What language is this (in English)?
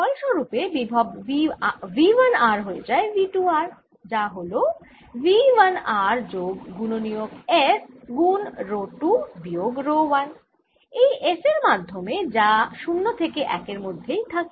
Bangla